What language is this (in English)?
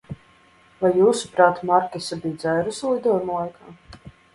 Latvian